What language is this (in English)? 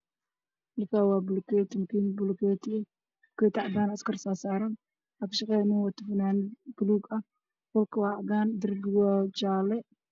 Somali